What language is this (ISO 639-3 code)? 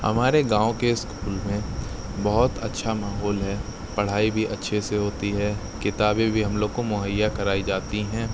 urd